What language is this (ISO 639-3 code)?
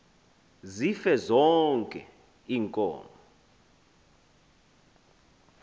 xho